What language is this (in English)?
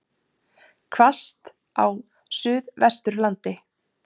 Icelandic